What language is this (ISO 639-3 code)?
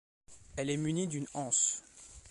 fra